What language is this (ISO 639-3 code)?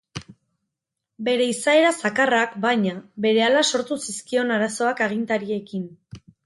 eus